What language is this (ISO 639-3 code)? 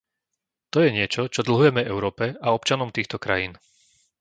slk